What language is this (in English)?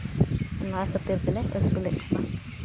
Santali